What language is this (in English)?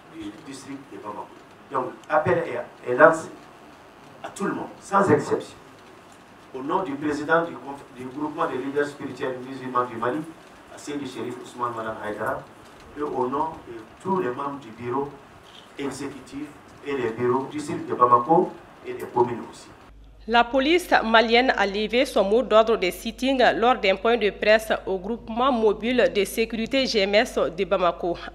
French